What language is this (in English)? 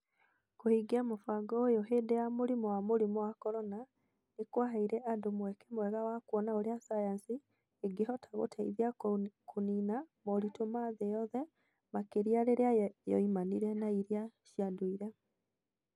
Kikuyu